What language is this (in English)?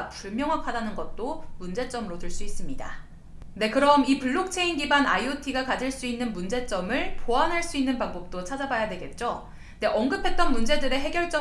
Korean